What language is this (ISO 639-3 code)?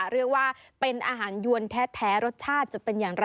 tha